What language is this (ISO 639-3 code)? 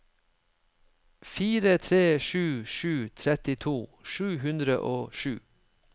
nor